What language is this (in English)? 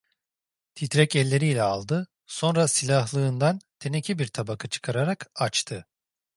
Turkish